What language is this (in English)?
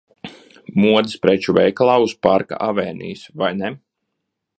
Latvian